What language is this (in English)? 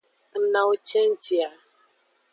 Aja (Benin)